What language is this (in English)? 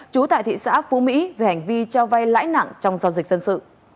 Vietnamese